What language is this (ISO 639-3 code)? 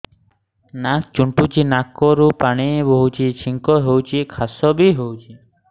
ori